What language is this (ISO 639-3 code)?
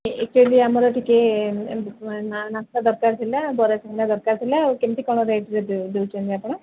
ori